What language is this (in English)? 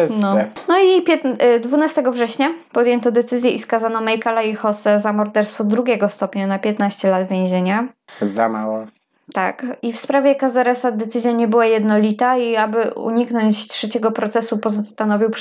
Polish